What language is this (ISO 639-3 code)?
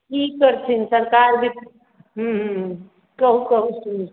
mai